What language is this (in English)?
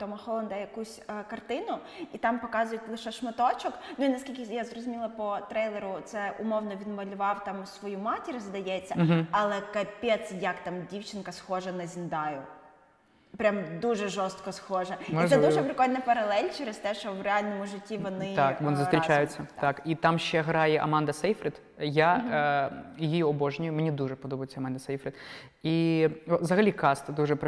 Ukrainian